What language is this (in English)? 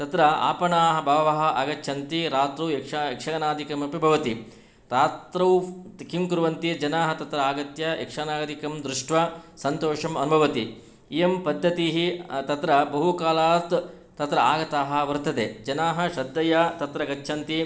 Sanskrit